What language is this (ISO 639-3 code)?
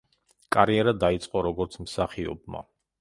kat